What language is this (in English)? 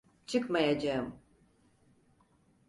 Turkish